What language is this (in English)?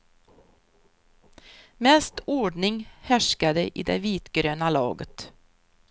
Swedish